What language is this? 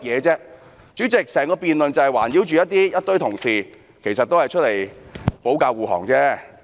Cantonese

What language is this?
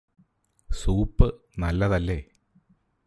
Malayalam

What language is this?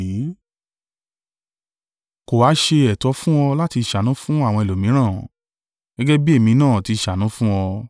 Yoruba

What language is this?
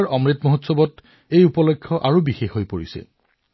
Assamese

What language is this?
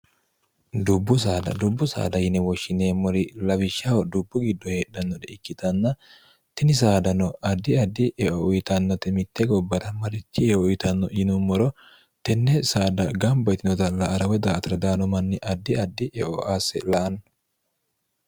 Sidamo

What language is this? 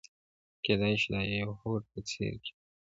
Pashto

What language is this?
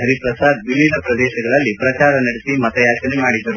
Kannada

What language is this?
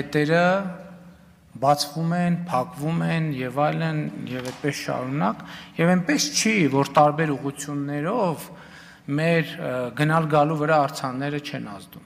Romanian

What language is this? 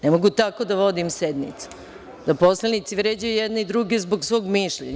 Serbian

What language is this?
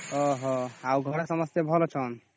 Odia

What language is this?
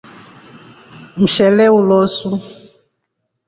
Rombo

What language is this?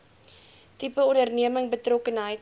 Afrikaans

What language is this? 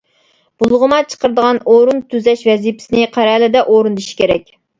Uyghur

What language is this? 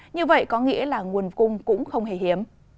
Vietnamese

